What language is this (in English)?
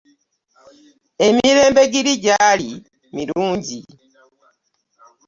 Ganda